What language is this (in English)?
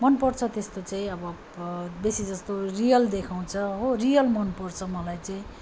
Nepali